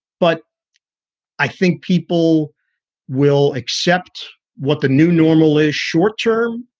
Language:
English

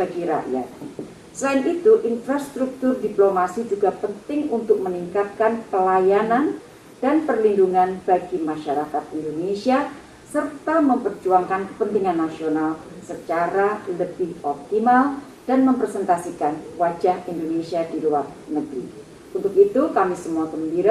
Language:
Indonesian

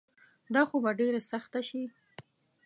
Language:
Pashto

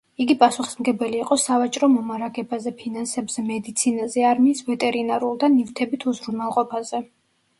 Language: Georgian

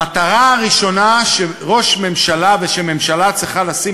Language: Hebrew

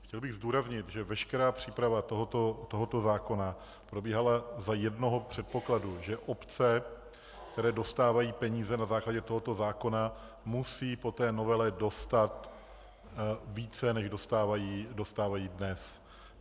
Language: Czech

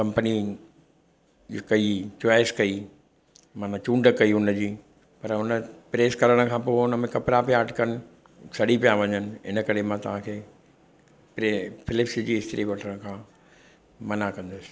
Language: Sindhi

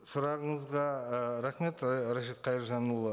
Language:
Kazakh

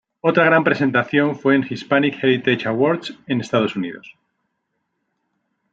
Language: Spanish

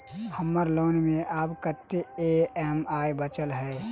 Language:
Maithili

